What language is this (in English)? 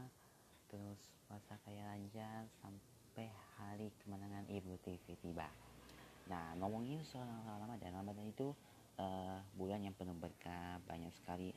Indonesian